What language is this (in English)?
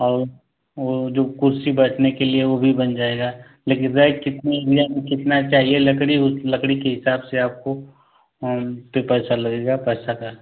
Hindi